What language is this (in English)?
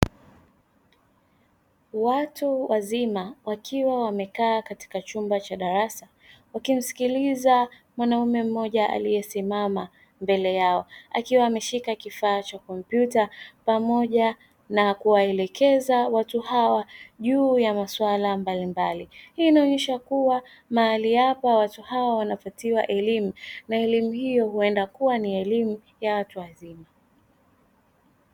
Swahili